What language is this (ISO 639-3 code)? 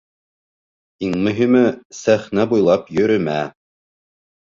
bak